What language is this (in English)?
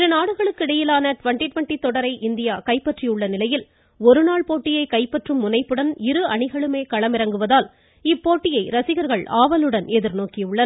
Tamil